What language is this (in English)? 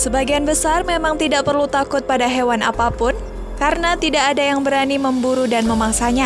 Indonesian